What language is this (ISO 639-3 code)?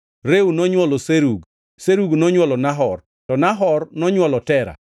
luo